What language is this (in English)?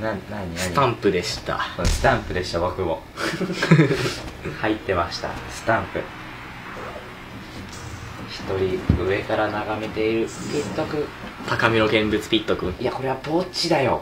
Japanese